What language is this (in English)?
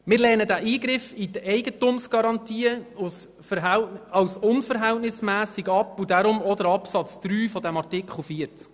Swiss German